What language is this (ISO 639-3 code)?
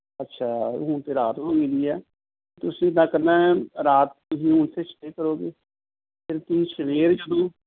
pan